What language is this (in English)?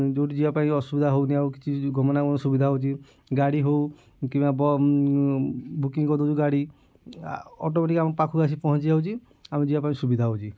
Odia